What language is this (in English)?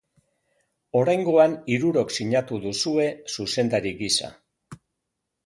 Basque